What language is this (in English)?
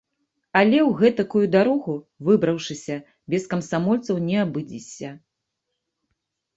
Belarusian